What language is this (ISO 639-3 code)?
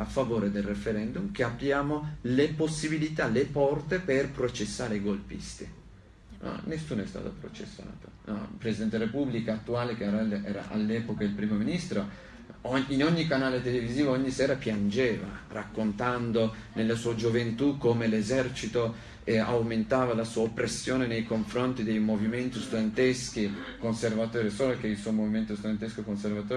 ita